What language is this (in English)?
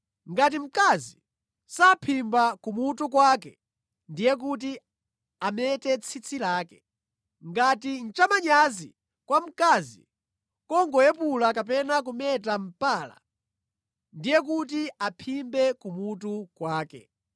Nyanja